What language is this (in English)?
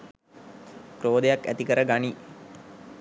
Sinhala